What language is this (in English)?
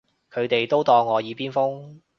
Cantonese